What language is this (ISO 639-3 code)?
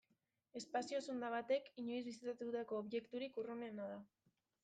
eus